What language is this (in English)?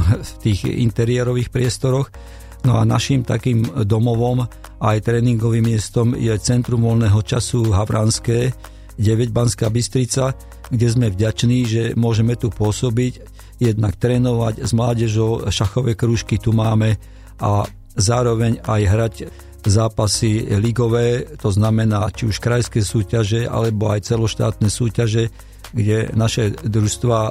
Slovak